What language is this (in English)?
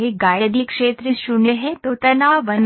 Hindi